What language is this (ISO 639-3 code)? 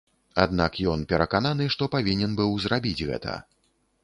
bel